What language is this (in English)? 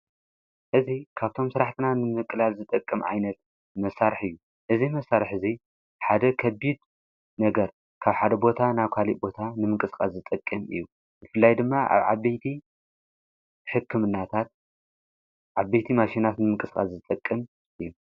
Tigrinya